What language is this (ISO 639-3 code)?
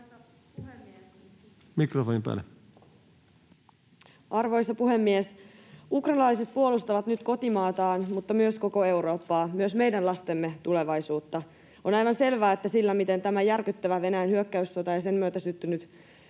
fin